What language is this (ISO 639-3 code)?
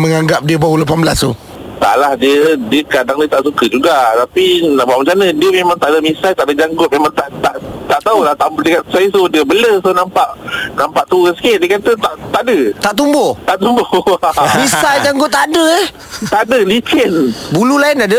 msa